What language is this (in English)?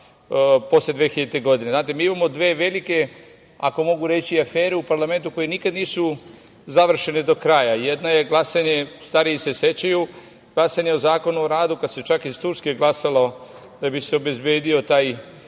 Serbian